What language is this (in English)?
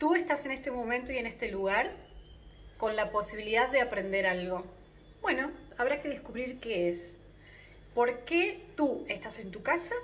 Spanish